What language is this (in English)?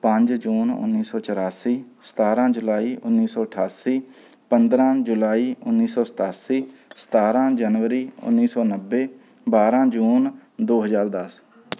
Punjabi